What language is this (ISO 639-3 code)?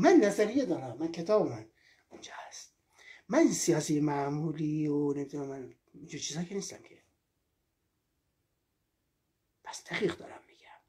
fas